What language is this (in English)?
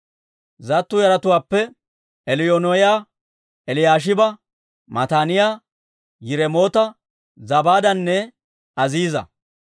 Dawro